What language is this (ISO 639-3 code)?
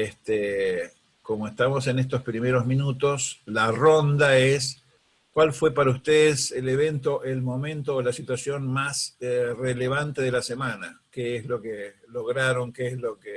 spa